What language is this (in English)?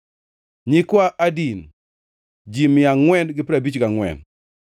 Luo (Kenya and Tanzania)